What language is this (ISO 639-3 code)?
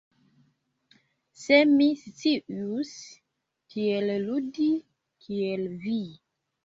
epo